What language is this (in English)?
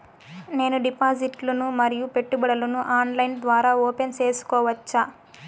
Telugu